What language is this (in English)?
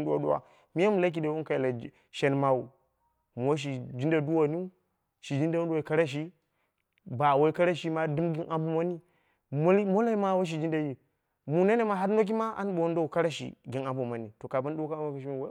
Dera (Nigeria)